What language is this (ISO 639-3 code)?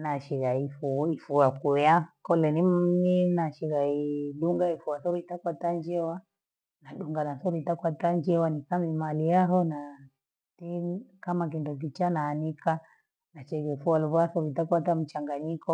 gwe